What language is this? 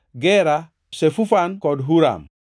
Luo (Kenya and Tanzania)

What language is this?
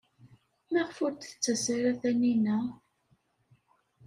Kabyle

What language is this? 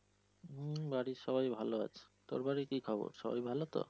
Bangla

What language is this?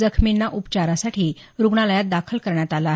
Marathi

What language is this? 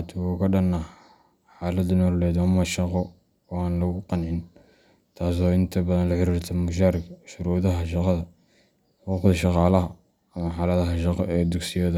Somali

